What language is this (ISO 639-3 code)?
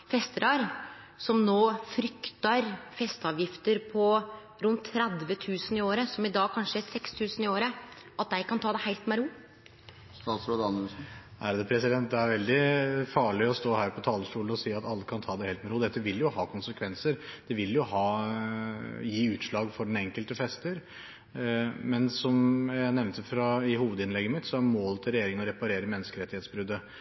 nor